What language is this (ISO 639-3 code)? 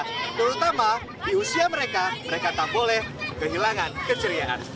ind